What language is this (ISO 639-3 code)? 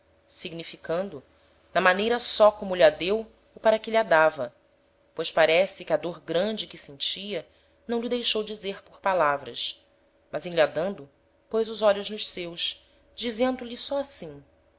por